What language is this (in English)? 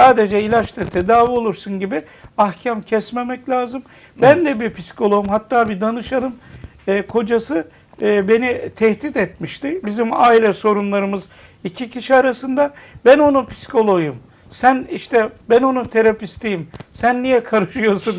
Turkish